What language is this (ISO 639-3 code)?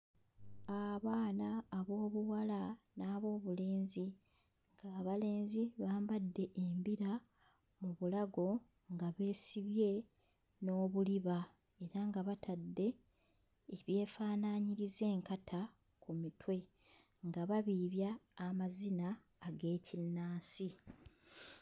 lug